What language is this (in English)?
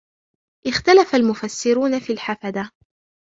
Arabic